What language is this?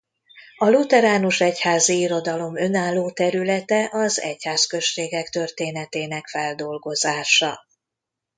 Hungarian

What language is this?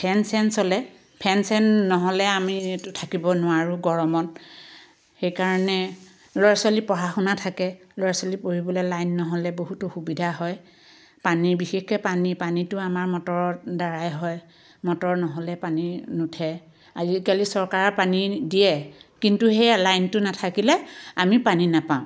Assamese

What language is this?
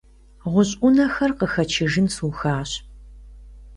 Kabardian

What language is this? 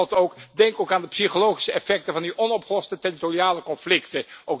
Dutch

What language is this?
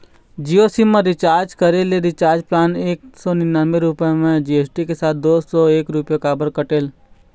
Chhattisgarhi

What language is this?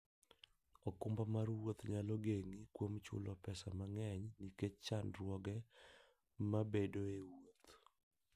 Luo (Kenya and Tanzania)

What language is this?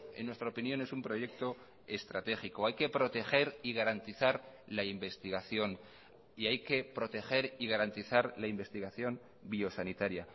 Spanish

